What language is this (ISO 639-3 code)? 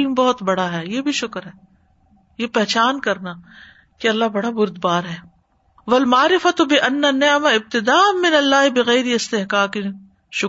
urd